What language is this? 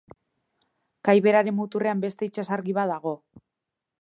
Basque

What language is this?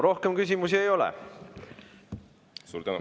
Estonian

